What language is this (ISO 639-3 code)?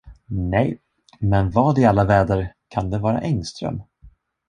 swe